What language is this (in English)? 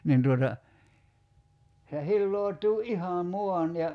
Finnish